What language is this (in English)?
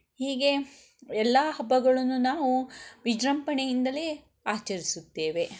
Kannada